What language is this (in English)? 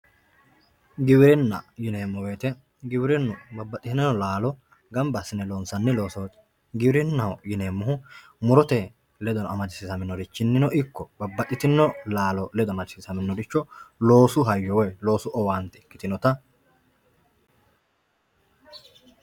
Sidamo